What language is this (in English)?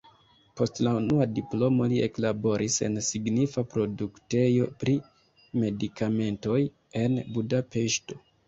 Esperanto